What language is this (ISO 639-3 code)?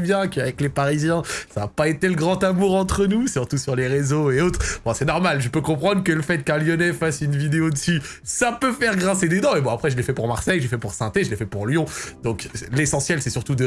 fra